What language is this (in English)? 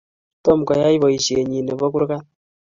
Kalenjin